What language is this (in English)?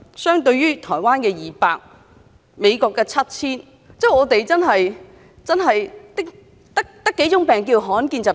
Cantonese